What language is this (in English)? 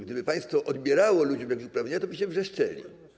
Polish